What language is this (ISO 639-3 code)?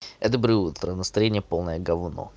rus